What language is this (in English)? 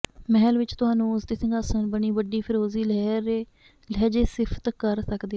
Punjabi